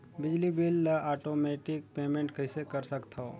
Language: Chhattisgarhi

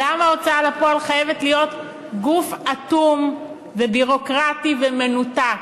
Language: Hebrew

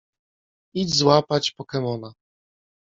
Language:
Polish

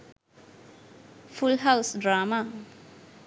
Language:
Sinhala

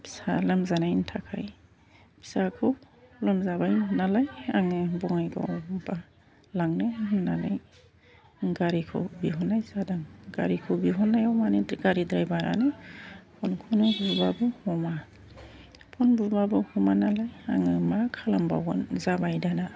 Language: Bodo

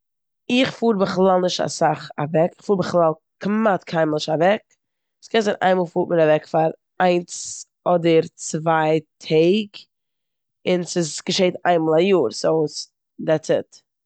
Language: Yiddish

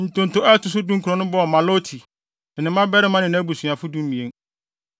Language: Akan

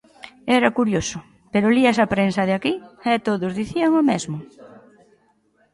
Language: Galician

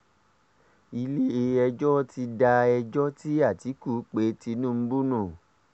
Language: Yoruba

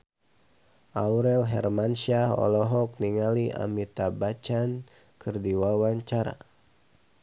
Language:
Sundanese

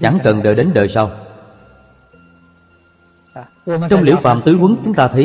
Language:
Vietnamese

